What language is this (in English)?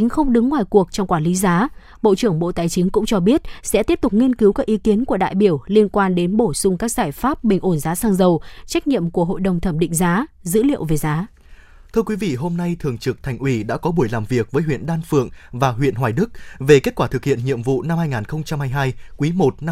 Vietnamese